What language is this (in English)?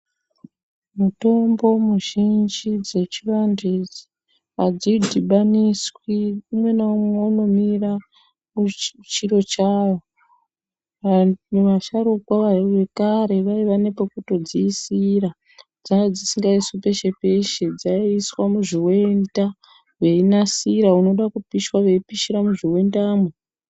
Ndau